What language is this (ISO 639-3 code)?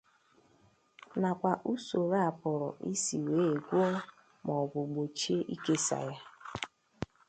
ibo